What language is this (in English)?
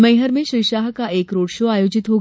Hindi